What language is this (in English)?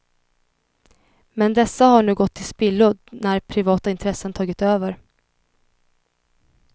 Swedish